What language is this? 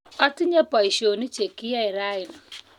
Kalenjin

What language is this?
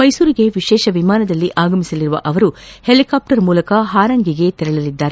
Kannada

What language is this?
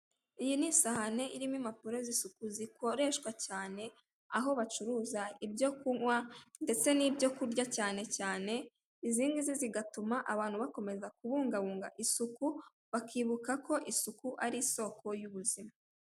Kinyarwanda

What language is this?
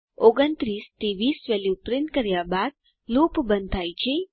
Gujarati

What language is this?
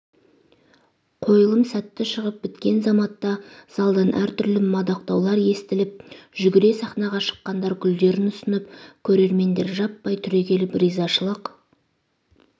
Kazakh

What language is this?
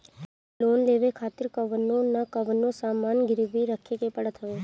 Bhojpuri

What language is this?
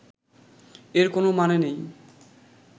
Bangla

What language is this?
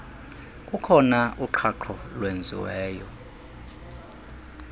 Xhosa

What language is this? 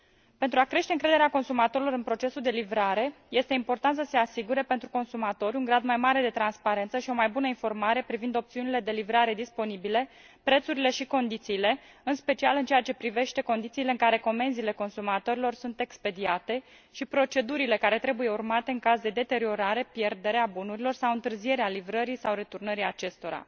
Romanian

